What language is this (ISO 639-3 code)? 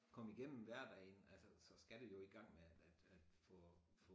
dan